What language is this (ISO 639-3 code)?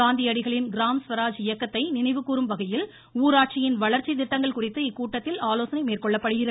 tam